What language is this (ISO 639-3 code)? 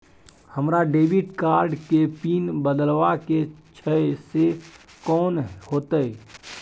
mai